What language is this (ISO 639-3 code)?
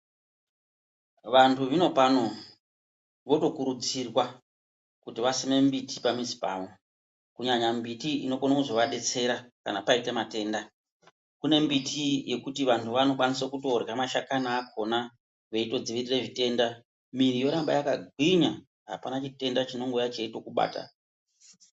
ndc